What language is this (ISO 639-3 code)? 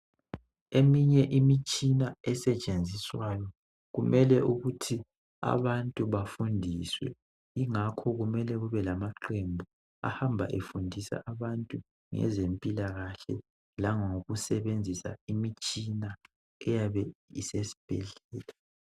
nde